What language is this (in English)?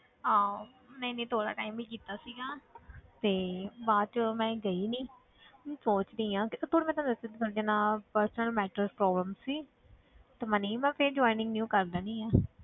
Punjabi